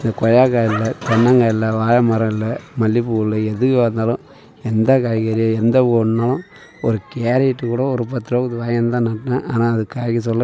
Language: Tamil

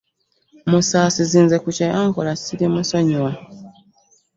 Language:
Ganda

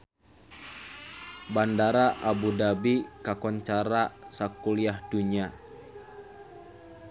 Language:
Sundanese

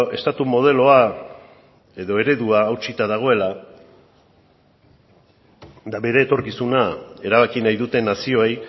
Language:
Basque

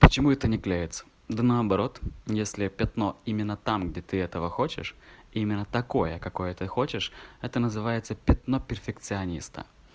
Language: Russian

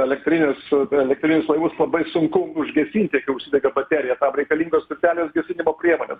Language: Lithuanian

